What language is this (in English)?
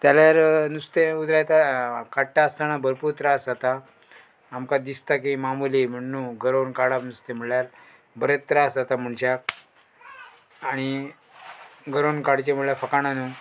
Konkani